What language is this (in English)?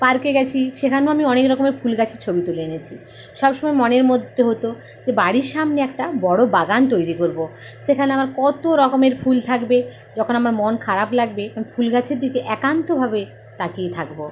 Bangla